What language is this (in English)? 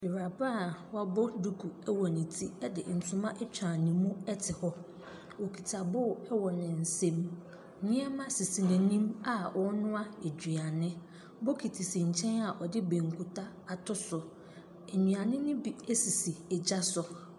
Akan